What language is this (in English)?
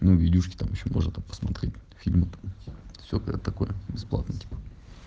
Russian